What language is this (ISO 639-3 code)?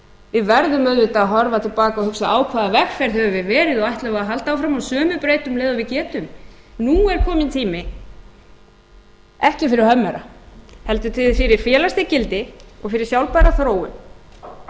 isl